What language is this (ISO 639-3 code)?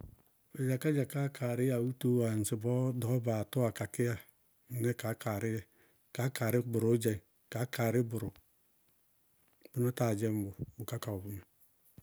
bqg